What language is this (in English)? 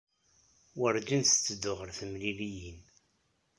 Kabyle